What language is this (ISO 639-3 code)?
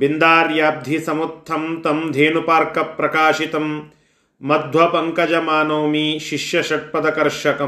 kan